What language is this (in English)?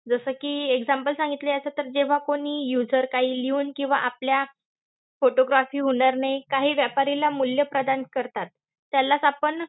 Marathi